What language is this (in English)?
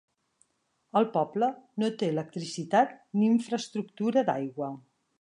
Catalan